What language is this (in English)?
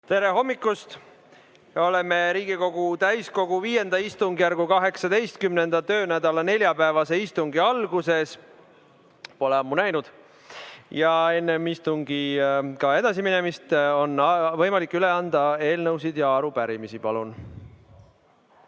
Estonian